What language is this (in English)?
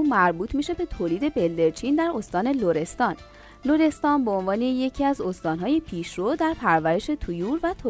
Persian